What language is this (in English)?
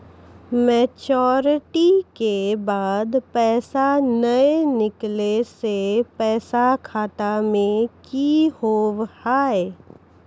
Maithili